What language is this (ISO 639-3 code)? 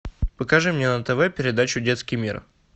rus